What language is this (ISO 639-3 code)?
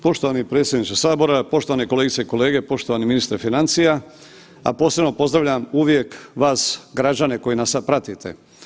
hrv